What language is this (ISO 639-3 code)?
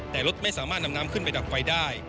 tha